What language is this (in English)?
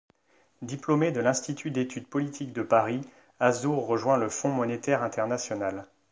French